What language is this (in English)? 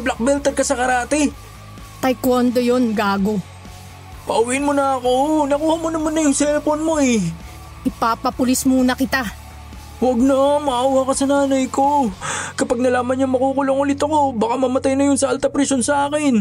Filipino